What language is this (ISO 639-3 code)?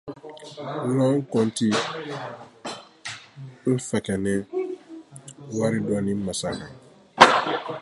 dyu